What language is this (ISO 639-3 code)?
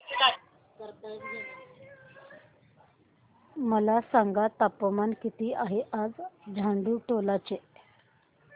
mar